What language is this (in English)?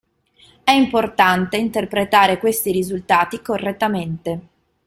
Italian